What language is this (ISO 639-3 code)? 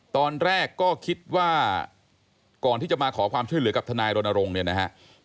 tha